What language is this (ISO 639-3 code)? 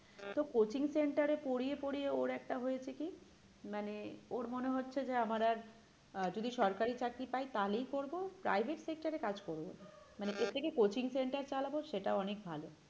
ben